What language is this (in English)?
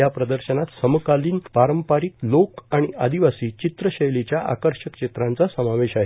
Marathi